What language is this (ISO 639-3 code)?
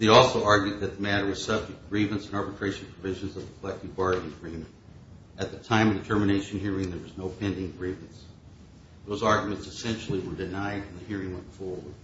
eng